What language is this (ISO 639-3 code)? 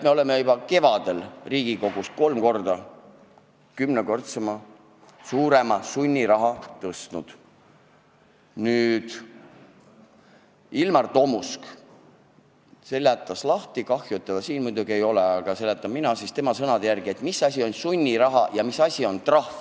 est